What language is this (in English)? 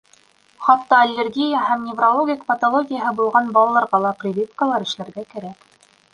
Bashkir